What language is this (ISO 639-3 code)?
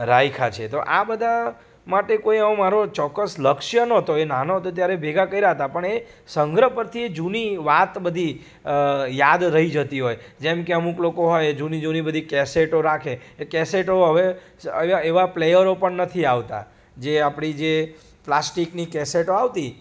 guj